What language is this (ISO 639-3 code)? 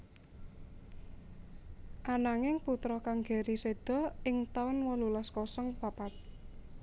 jav